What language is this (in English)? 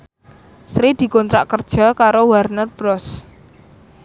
Javanese